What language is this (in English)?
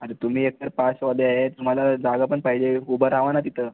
Marathi